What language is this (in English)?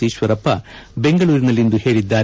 Kannada